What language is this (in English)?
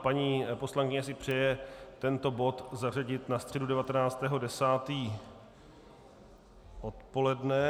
Czech